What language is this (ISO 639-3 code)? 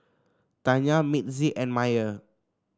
eng